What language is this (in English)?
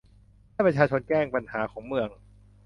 Thai